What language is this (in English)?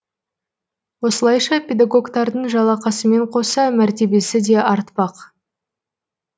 Kazakh